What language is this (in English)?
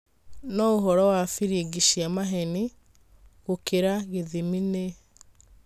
Kikuyu